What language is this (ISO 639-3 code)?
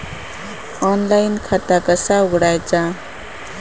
mar